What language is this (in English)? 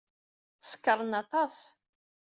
Kabyle